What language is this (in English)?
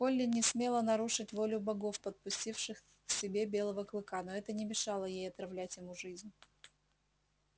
Russian